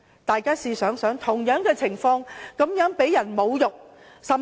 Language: Cantonese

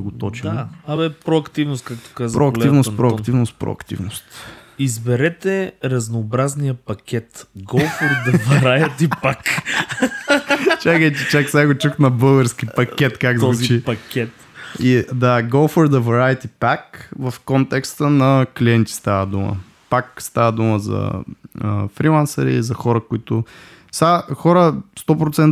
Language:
Bulgarian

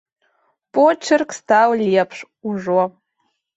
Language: Belarusian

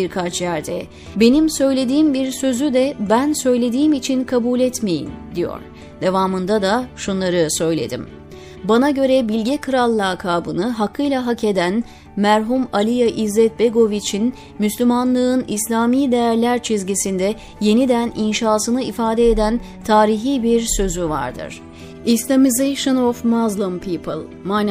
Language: Turkish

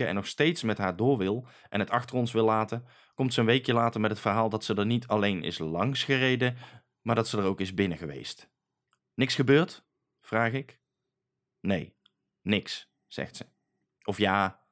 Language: Dutch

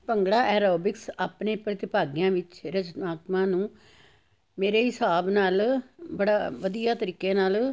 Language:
Punjabi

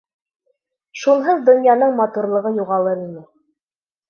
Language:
Bashkir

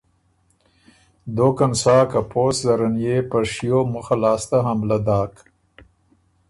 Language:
Ormuri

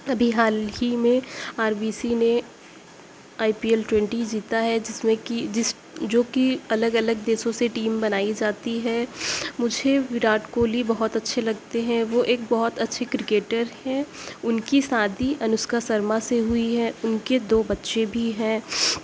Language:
Urdu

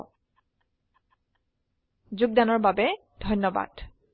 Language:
Assamese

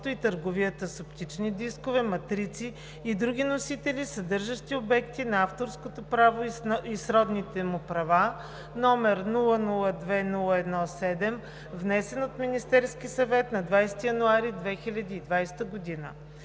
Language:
Bulgarian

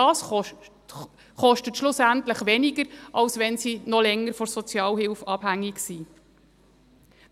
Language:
Swiss German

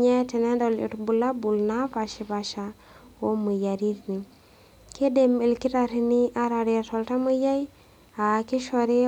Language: Masai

